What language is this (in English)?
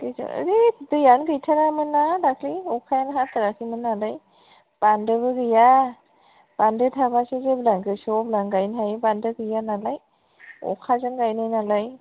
Bodo